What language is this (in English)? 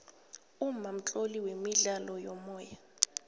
South Ndebele